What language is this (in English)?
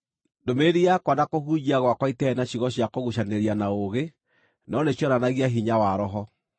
Kikuyu